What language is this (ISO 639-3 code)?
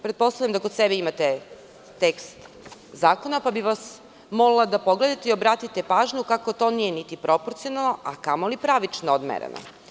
srp